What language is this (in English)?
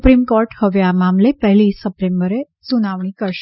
Gujarati